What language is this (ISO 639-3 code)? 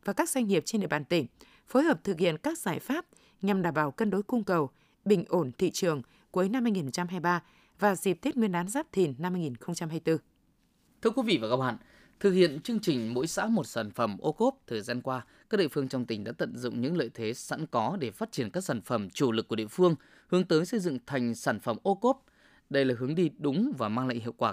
vie